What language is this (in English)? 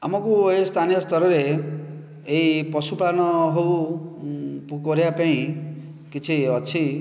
Odia